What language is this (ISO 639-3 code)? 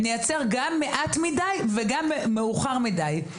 heb